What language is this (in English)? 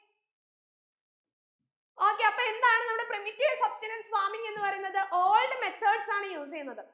Malayalam